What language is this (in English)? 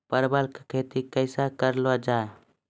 Maithili